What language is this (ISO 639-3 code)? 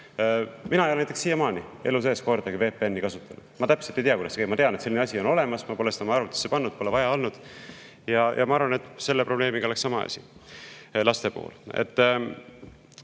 est